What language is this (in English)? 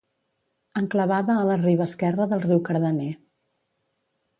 Catalan